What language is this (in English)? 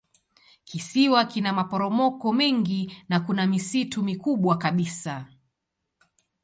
Swahili